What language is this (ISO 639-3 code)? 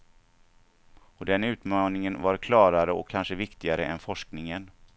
swe